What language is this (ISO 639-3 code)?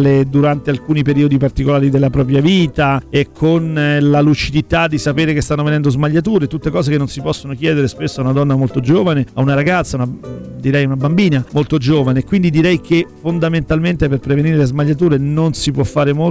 ita